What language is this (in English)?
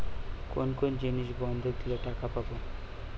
Bangla